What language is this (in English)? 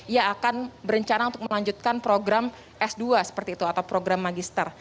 Indonesian